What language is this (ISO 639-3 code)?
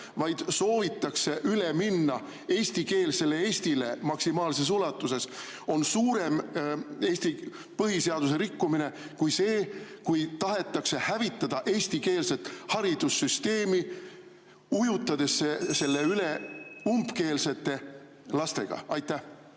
est